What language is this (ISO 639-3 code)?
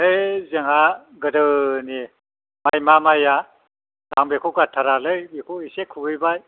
brx